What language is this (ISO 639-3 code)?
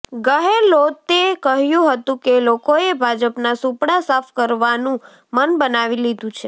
guj